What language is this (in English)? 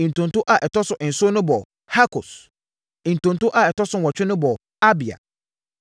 Akan